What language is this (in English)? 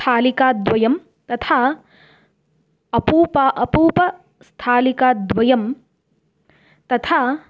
Sanskrit